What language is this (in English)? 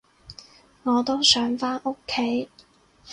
Cantonese